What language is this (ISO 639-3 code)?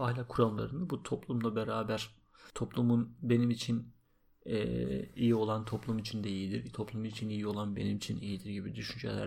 tur